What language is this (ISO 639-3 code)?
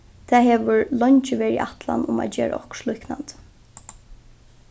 fao